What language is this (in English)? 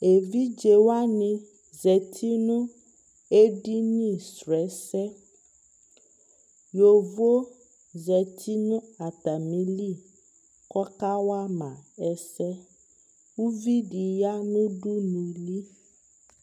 Ikposo